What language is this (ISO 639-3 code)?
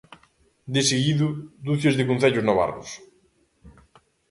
glg